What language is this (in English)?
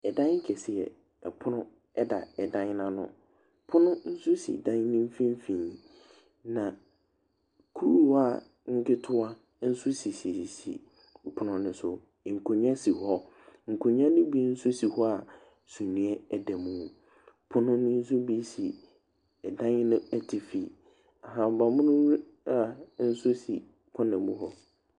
Akan